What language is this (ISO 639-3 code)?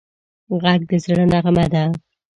pus